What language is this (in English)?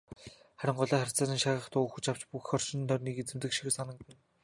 Mongolian